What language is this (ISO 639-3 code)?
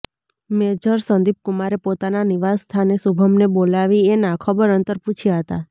guj